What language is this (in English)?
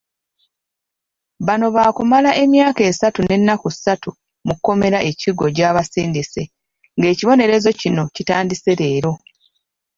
Ganda